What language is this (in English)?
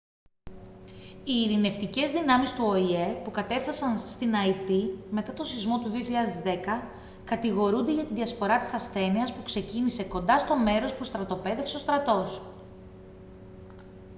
Greek